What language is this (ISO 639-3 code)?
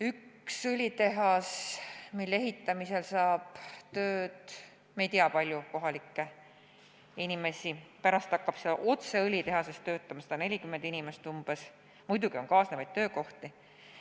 est